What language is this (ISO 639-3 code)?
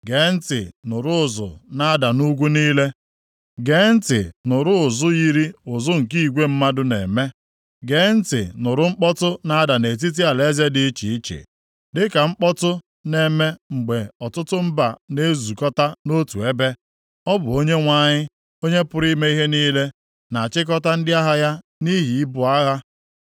ibo